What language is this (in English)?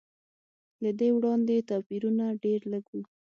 Pashto